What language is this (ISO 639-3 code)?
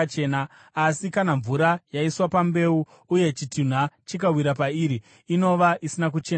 sna